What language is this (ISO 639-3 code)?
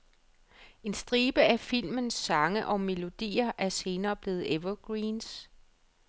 dan